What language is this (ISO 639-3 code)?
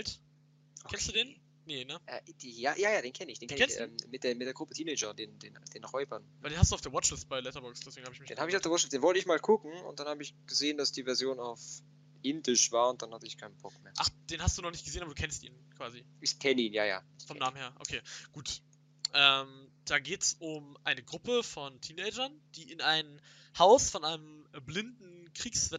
deu